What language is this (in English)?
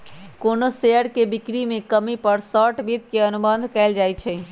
Magahi